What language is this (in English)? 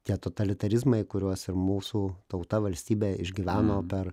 Lithuanian